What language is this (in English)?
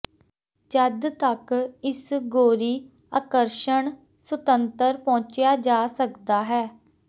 Punjabi